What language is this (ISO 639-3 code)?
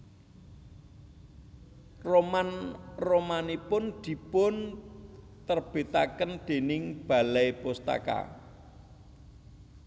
jav